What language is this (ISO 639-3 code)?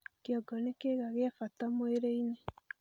kik